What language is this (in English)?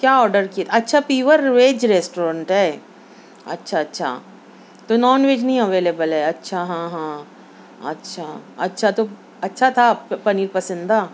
Urdu